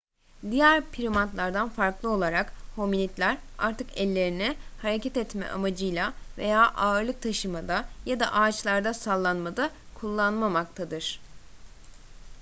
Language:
Turkish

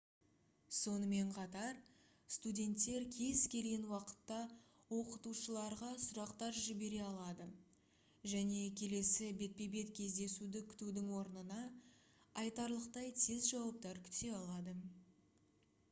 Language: Kazakh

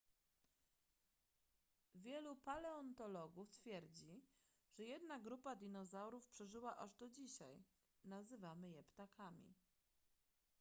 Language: Polish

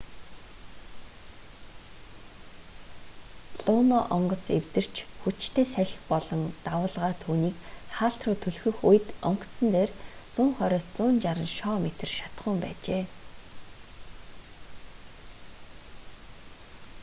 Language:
Mongolian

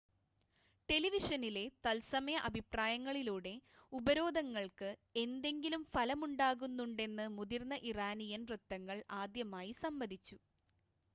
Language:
Malayalam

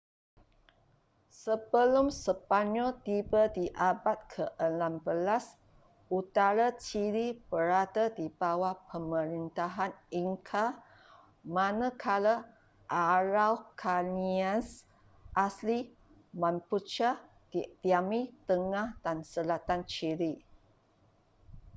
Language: Malay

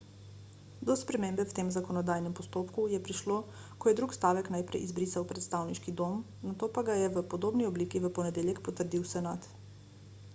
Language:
Slovenian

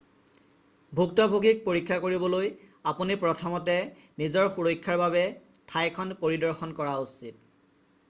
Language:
Assamese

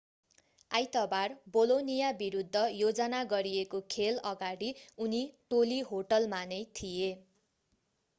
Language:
Nepali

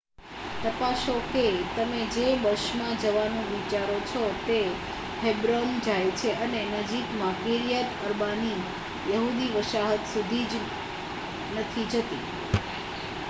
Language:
Gujarati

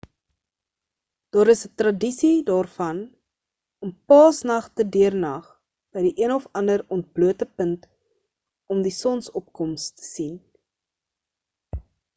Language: Afrikaans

